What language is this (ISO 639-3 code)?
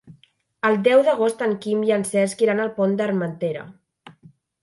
cat